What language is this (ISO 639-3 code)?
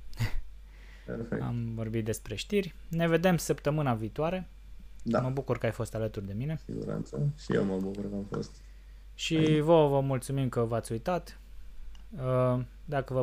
ron